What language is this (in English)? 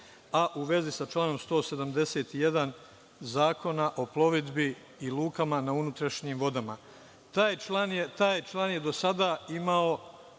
Serbian